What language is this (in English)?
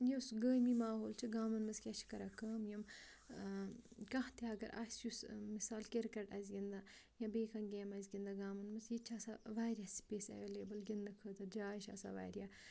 Kashmiri